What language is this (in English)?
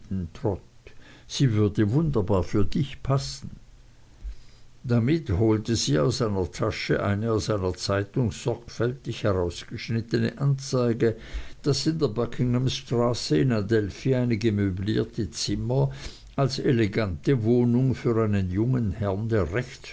German